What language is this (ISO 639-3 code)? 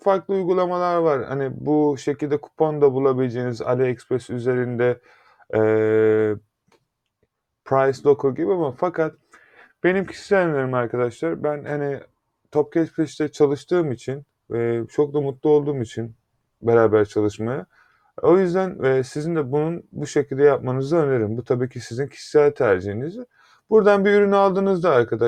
tur